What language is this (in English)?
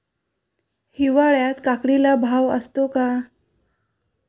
Marathi